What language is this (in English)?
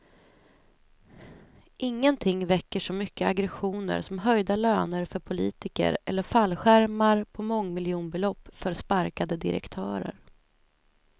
Swedish